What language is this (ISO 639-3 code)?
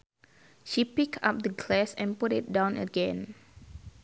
sun